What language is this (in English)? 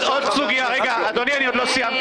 Hebrew